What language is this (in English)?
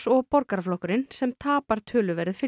Icelandic